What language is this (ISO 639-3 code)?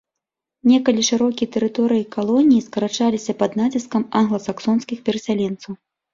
bel